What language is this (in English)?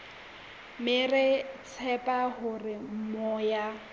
Southern Sotho